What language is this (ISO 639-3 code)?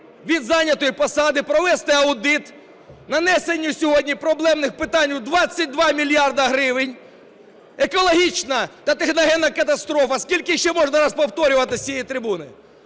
ukr